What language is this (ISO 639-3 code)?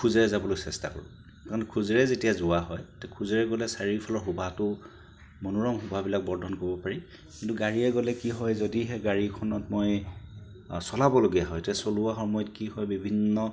asm